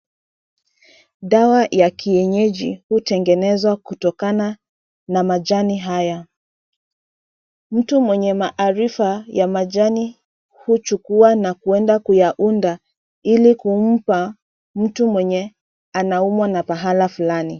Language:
Swahili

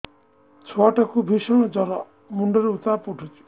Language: Odia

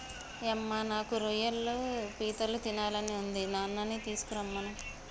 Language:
Telugu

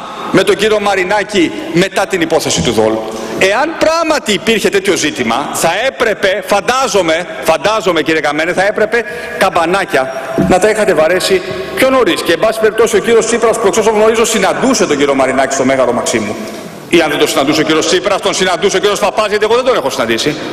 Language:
Greek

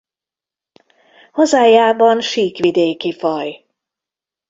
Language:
Hungarian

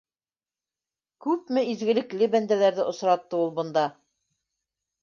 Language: Bashkir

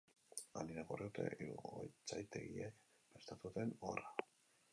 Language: Basque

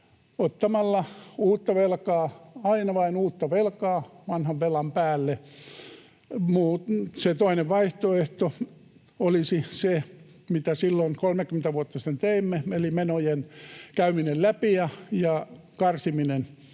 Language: Finnish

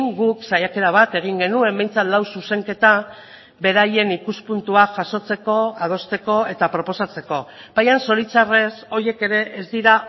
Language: Basque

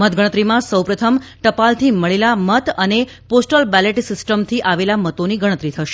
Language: Gujarati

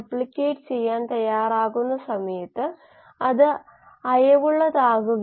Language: Malayalam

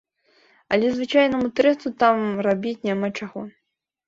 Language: Belarusian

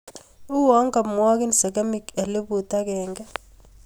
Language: Kalenjin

